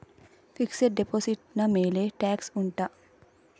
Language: Kannada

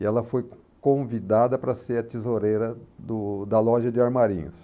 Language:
Portuguese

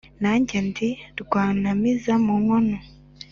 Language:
Kinyarwanda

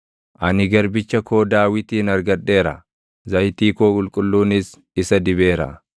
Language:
Oromo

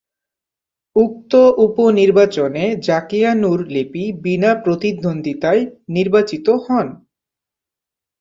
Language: Bangla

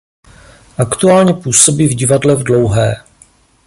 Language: Czech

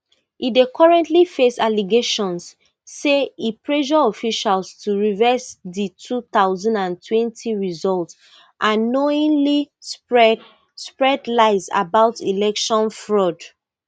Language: Nigerian Pidgin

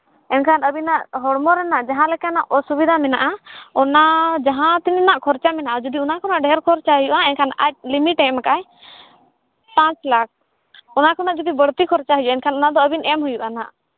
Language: Santali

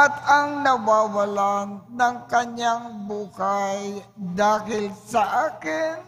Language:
Filipino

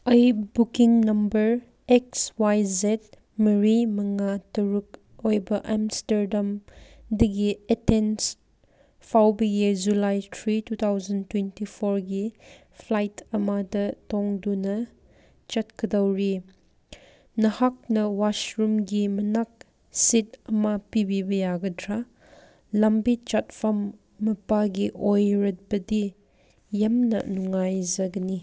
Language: Manipuri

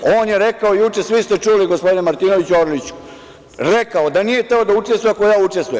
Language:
Serbian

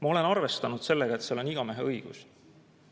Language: Estonian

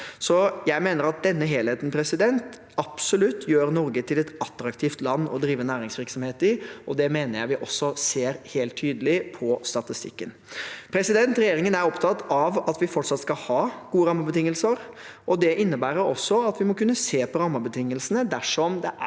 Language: Norwegian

